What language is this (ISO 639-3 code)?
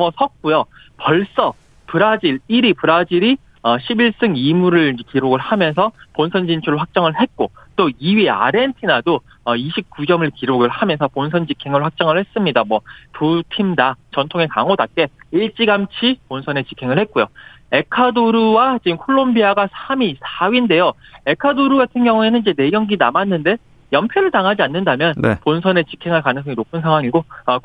kor